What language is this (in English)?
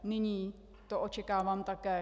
Czech